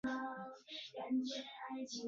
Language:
Chinese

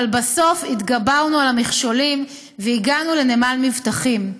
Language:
Hebrew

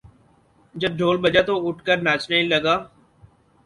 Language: Urdu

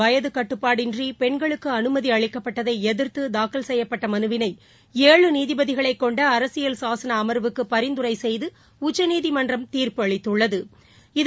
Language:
Tamil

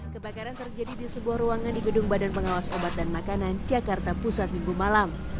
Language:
Indonesian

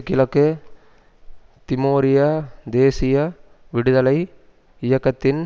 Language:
Tamil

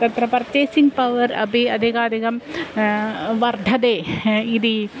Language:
Sanskrit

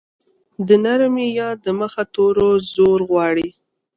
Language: Pashto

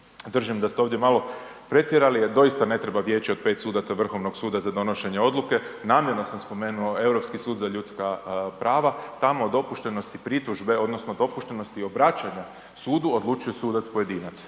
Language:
Croatian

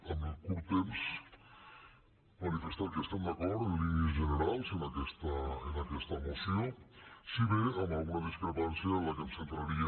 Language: Catalan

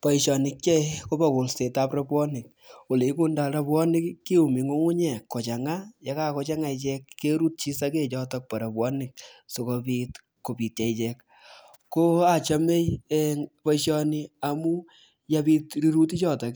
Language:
Kalenjin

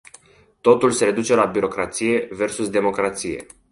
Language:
Romanian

